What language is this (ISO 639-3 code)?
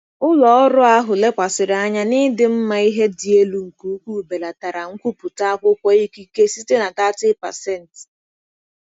ibo